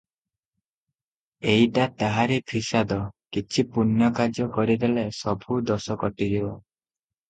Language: Odia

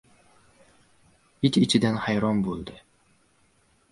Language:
Uzbek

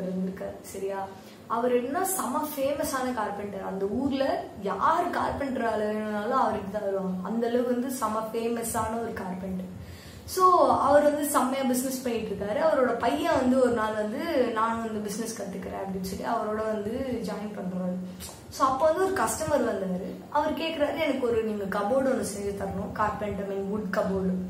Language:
Tamil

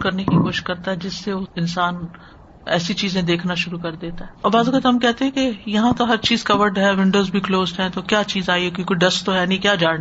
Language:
Urdu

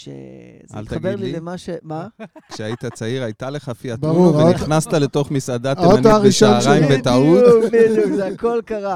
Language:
Hebrew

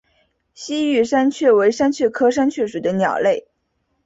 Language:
Chinese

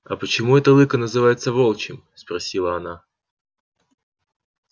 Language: Russian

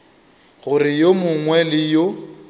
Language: Northern Sotho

